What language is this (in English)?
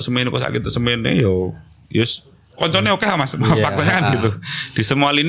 Indonesian